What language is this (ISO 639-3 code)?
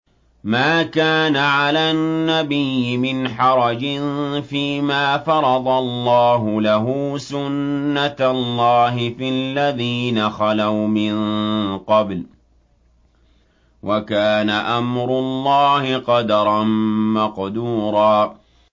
ara